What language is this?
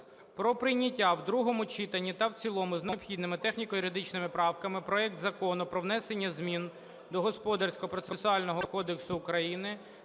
Ukrainian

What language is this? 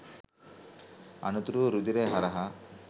Sinhala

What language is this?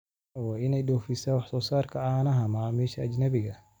Somali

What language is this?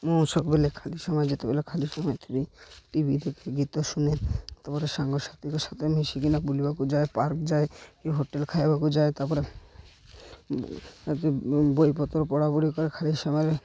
Odia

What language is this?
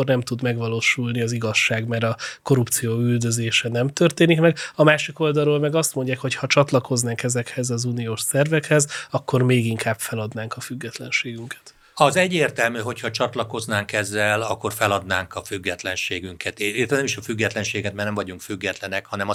Hungarian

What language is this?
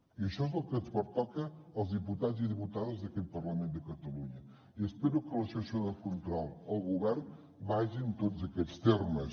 Catalan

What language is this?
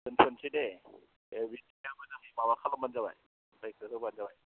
Bodo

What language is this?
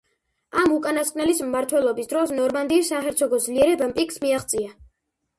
Georgian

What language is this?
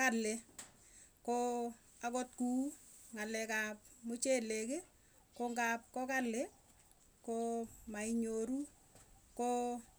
Tugen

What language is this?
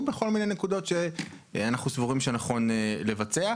Hebrew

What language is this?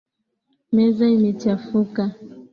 Swahili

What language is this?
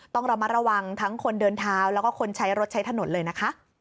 Thai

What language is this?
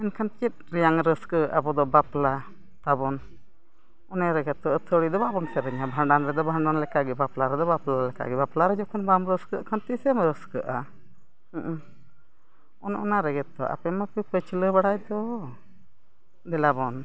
Santali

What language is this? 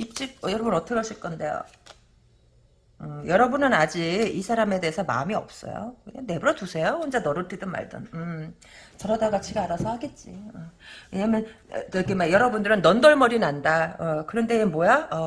Korean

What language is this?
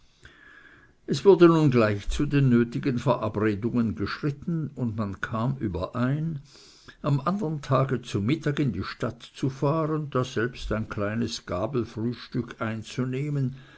German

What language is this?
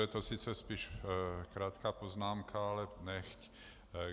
Czech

